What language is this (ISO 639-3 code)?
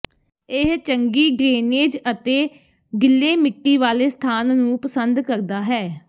pan